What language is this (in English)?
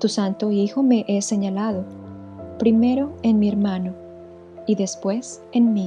Spanish